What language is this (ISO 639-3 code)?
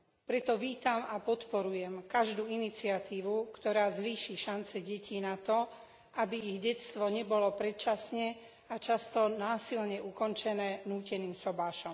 slk